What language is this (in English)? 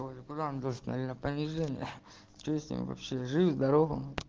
Russian